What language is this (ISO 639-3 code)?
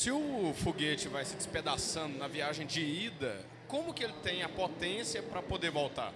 por